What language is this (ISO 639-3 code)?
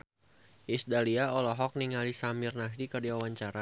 sun